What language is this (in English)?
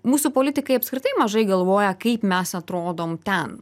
Lithuanian